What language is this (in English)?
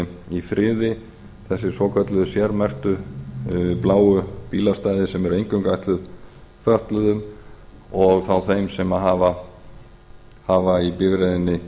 Icelandic